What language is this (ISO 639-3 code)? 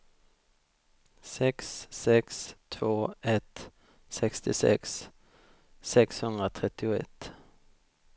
swe